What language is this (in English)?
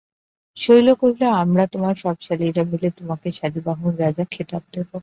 Bangla